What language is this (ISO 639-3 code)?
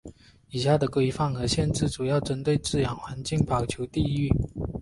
zho